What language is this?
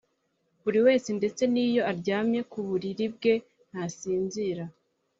Kinyarwanda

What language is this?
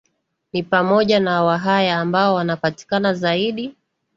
Swahili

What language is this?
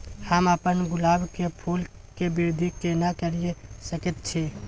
Maithili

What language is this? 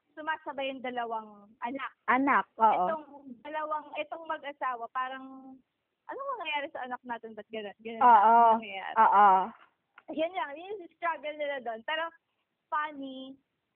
Filipino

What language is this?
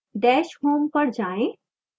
Hindi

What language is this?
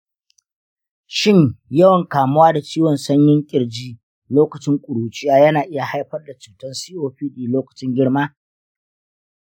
Hausa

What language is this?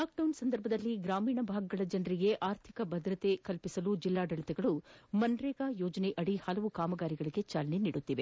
Kannada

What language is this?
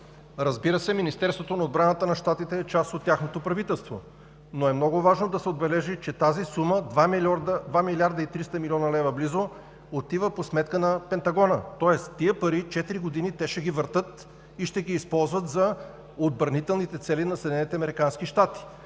Bulgarian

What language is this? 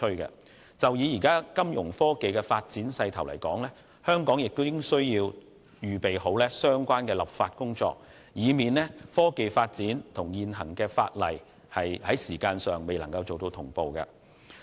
Cantonese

